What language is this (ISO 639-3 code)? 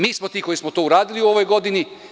srp